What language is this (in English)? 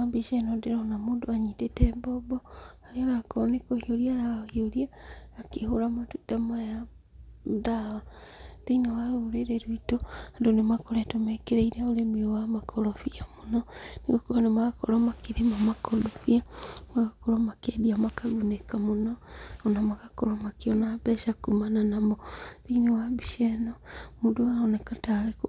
Kikuyu